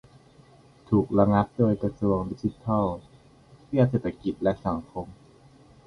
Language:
Thai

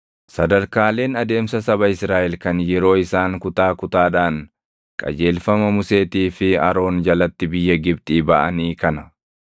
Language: Oromo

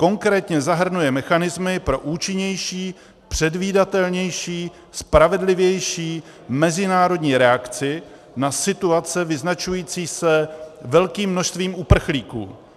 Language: Czech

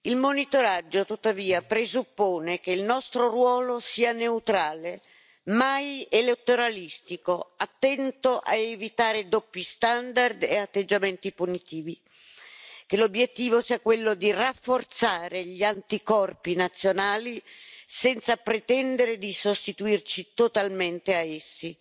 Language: Italian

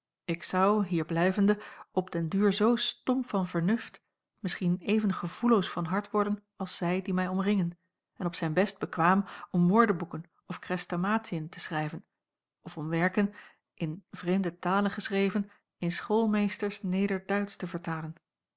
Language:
Dutch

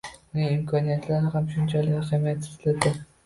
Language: Uzbek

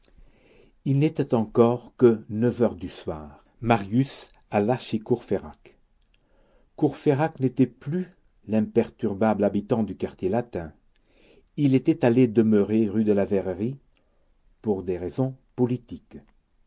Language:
French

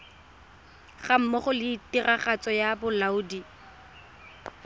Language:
Tswana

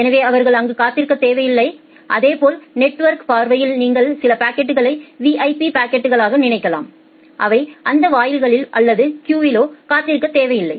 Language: Tamil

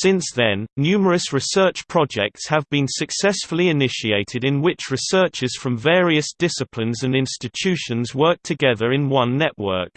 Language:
English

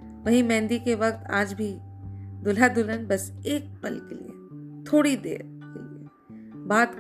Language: Hindi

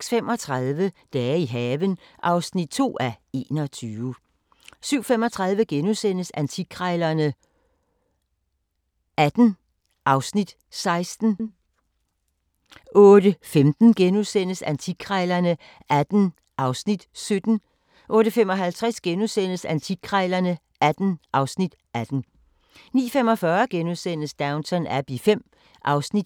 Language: Danish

